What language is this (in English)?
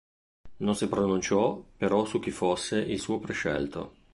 Italian